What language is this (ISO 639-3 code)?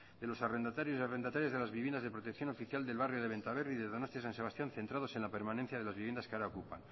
spa